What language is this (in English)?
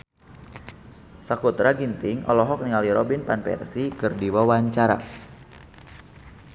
Sundanese